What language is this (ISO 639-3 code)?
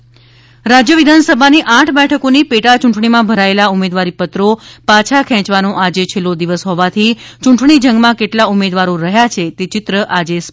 guj